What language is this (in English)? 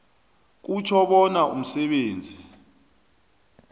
South Ndebele